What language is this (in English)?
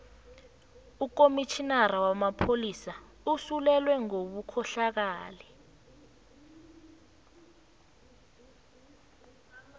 South Ndebele